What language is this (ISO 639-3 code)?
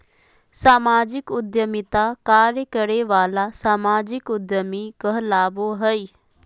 mag